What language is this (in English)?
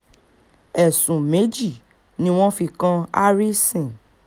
Yoruba